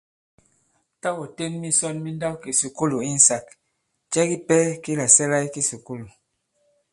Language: Bankon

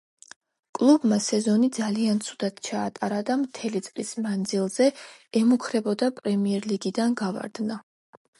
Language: Georgian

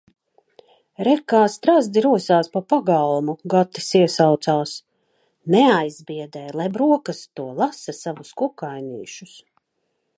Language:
Latvian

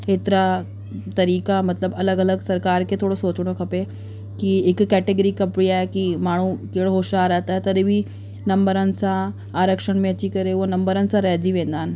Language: Sindhi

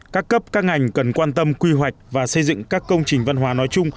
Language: Vietnamese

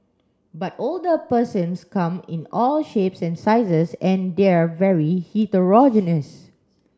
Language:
English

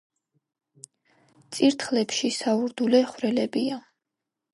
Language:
Georgian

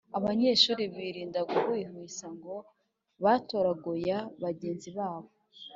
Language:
Kinyarwanda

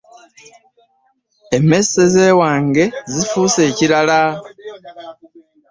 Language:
Ganda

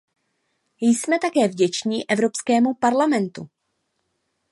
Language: Czech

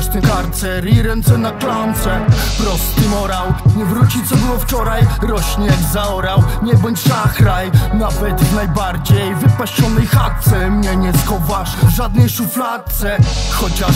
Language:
Polish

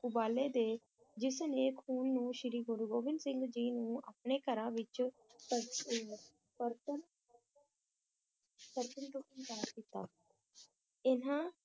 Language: Punjabi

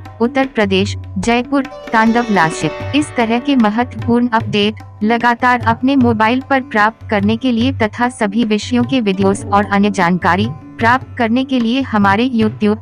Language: Hindi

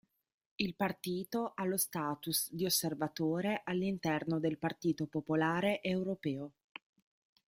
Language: Italian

